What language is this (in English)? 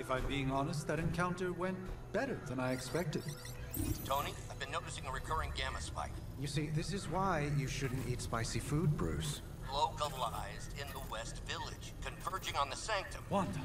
English